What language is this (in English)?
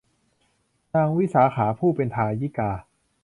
Thai